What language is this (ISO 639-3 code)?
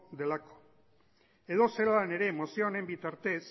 eus